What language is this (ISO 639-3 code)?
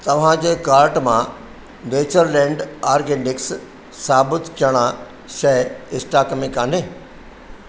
snd